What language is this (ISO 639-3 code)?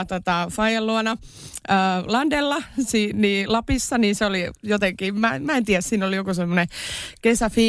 fin